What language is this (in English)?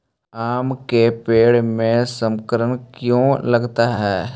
Magahi